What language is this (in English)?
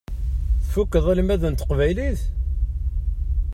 Kabyle